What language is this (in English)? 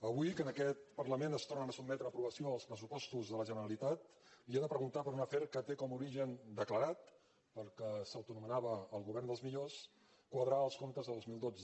Catalan